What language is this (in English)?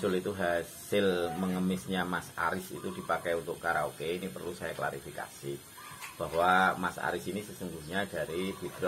Indonesian